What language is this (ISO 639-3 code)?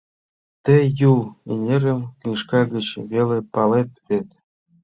chm